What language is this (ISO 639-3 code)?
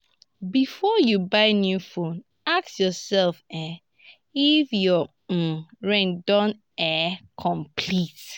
pcm